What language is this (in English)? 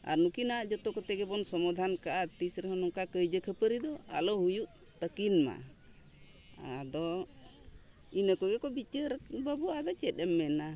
Santali